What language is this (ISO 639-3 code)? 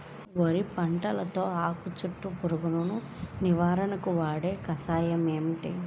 tel